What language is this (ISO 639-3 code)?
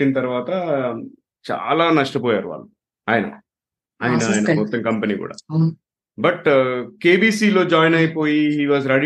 tel